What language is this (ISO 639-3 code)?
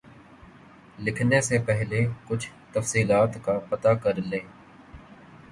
urd